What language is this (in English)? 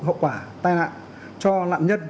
Vietnamese